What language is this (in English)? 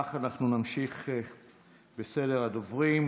Hebrew